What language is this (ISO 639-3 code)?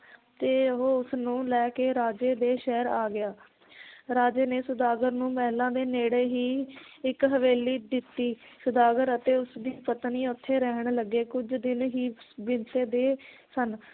pan